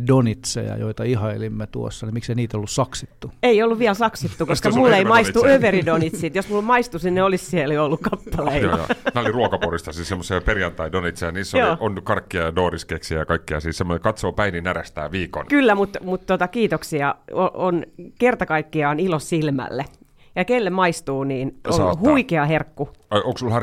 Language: Finnish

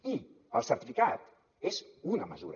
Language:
Catalan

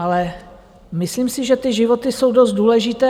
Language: Czech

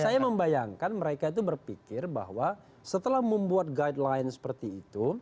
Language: Indonesian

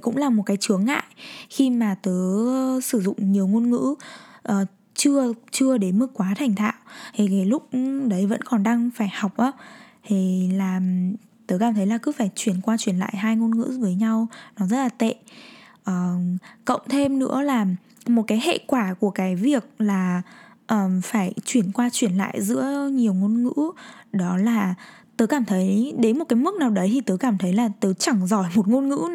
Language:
Vietnamese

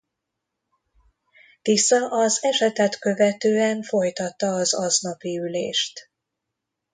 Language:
Hungarian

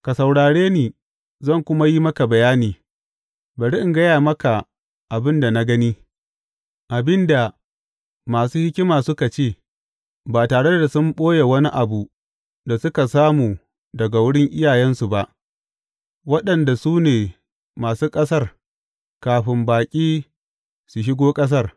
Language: Hausa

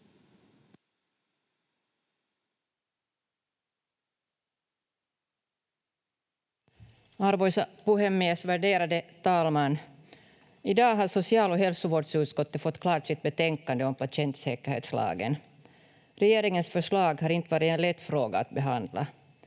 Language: Finnish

